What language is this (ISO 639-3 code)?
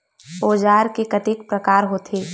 hne